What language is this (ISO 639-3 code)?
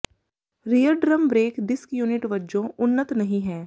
pan